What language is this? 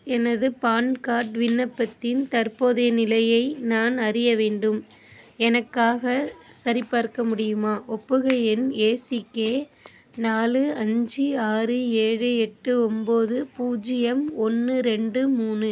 Tamil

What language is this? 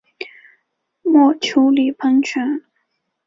Chinese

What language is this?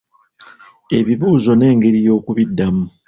Ganda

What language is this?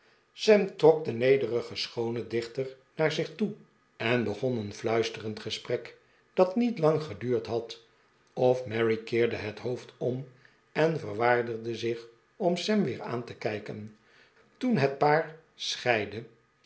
Dutch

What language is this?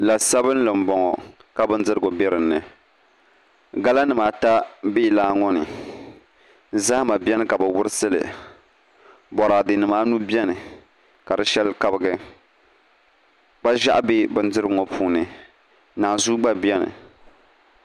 Dagbani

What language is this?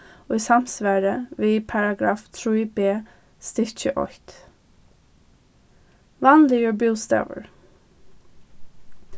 Faroese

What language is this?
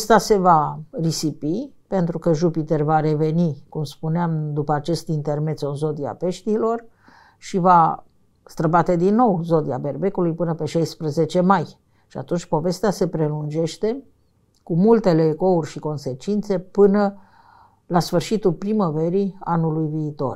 Romanian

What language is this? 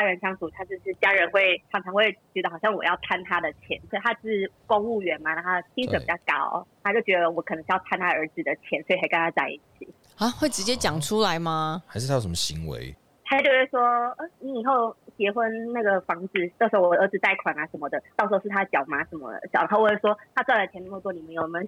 Chinese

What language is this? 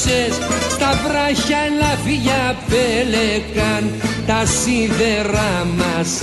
Greek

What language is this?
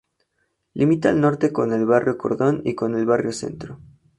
Spanish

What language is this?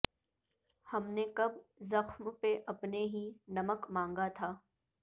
Urdu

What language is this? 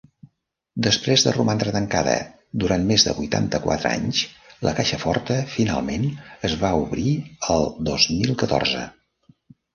Catalan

